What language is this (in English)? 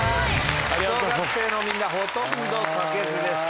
Japanese